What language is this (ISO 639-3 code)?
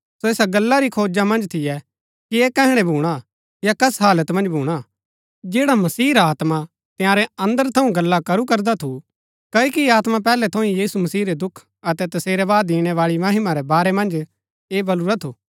gbk